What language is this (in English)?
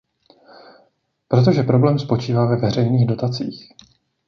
Czech